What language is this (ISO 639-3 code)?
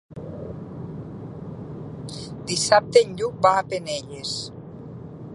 cat